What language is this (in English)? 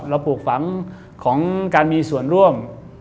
Thai